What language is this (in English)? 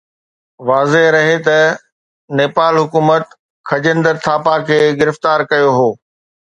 Sindhi